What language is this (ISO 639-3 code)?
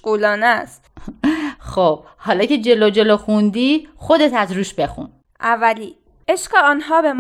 fas